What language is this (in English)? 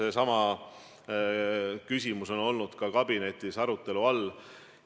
Estonian